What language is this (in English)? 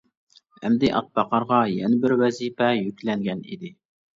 Uyghur